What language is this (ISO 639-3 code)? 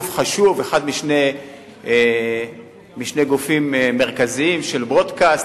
heb